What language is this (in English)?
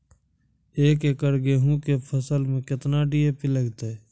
Maithili